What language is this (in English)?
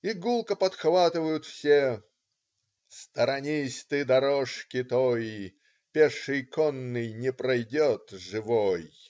Russian